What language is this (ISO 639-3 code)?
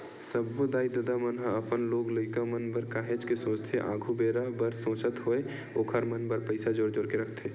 hne